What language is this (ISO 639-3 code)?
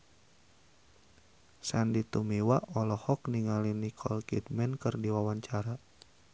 sun